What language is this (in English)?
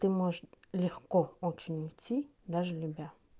Russian